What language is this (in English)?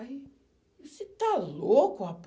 Portuguese